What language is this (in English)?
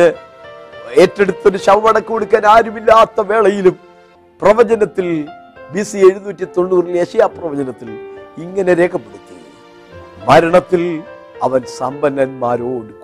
Malayalam